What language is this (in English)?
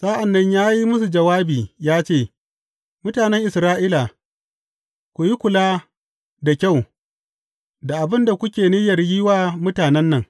Hausa